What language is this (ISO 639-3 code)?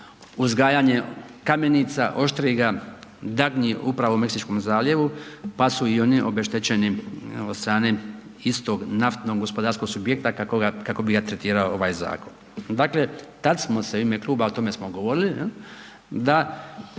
hrv